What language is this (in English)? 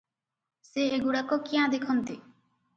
Odia